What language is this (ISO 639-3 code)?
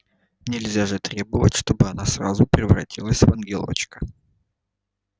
rus